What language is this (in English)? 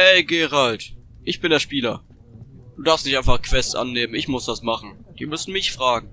German